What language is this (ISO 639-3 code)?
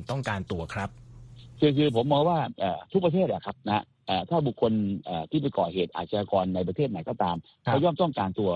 tha